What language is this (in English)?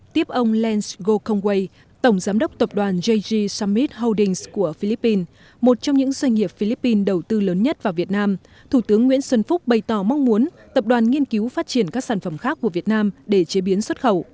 Vietnamese